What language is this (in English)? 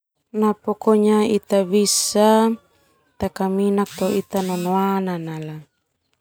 Termanu